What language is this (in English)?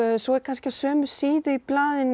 Icelandic